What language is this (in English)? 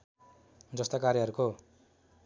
Nepali